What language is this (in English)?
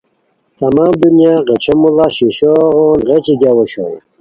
Khowar